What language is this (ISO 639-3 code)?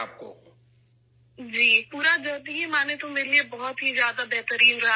urd